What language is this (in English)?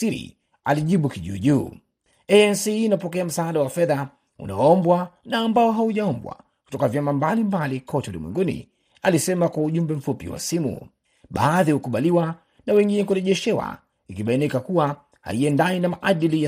Swahili